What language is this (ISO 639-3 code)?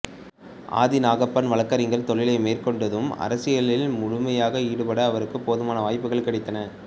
tam